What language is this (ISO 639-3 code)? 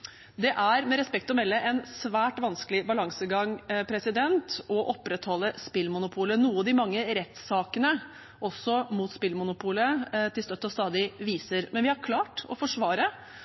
nob